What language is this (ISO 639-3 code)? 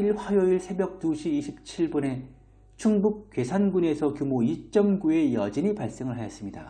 kor